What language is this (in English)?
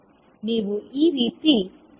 Kannada